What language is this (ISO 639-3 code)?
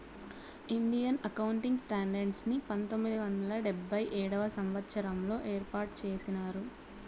tel